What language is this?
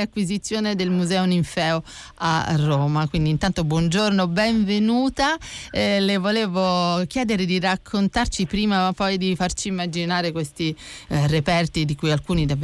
Italian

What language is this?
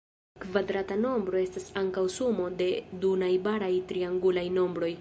Esperanto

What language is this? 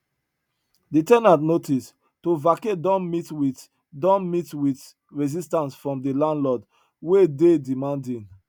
Nigerian Pidgin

